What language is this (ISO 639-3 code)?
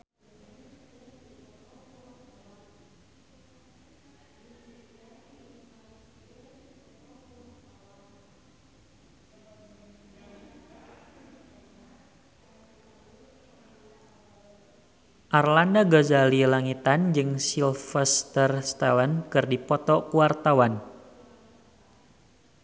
sun